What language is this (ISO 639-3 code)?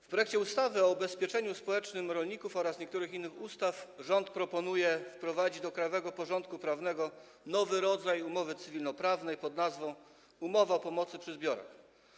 pol